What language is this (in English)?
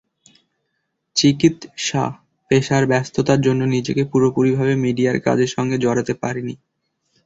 Bangla